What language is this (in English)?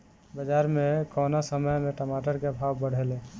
Bhojpuri